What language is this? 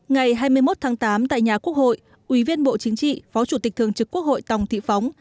Vietnamese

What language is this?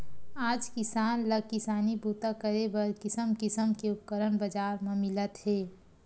Chhattisgarhi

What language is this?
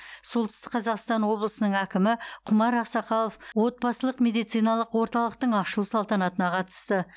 Kazakh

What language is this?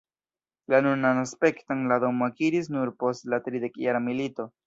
Esperanto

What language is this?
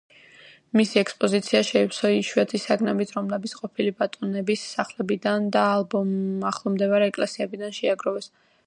Georgian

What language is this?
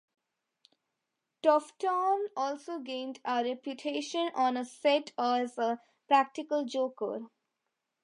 English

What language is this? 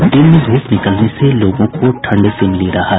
Hindi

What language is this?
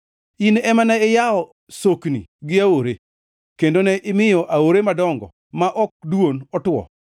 Luo (Kenya and Tanzania)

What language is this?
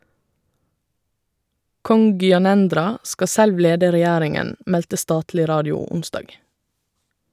Norwegian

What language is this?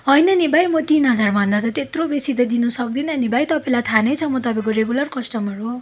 Nepali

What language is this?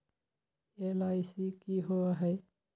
Magahi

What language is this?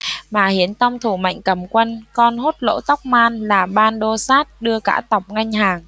Vietnamese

